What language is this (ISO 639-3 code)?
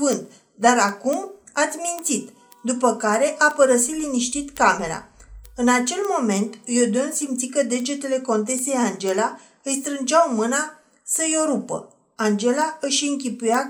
ron